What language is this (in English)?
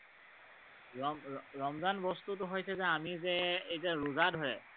Assamese